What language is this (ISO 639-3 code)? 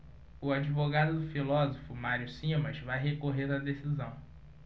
por